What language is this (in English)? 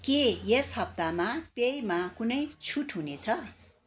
Nepali